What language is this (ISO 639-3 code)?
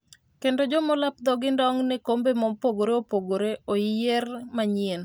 luo